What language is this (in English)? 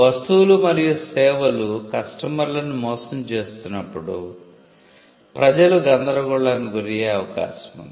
Telugu